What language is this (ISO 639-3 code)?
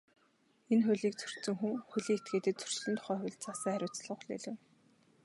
mon